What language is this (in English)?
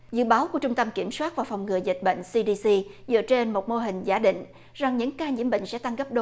Vietnamese